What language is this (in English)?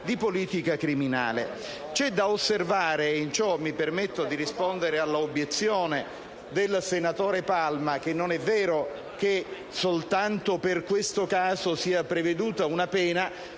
Italian